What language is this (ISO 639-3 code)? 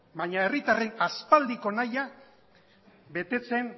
eus